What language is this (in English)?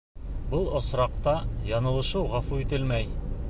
Bashkir